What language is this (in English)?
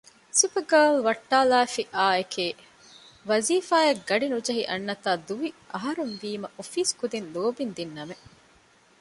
Divehi